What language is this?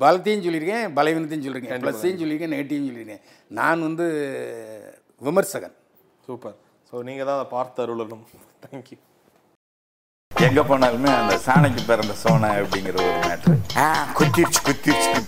Tamil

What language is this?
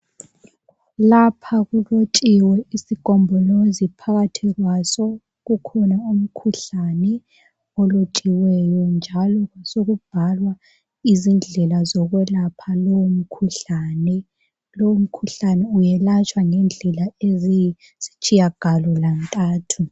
North Ndebele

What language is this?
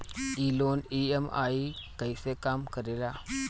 Bhojpuri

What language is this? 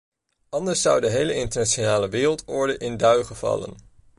Dutch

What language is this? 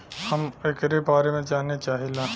Bhojpuri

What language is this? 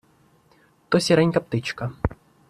Ukrainian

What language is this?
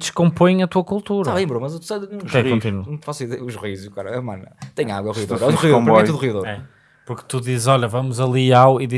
Portuguese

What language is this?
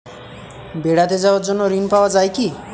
Bangla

